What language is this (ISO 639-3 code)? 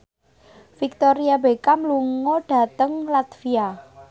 jav